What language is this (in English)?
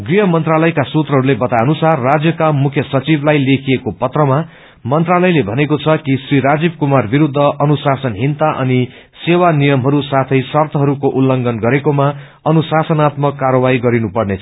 Nepali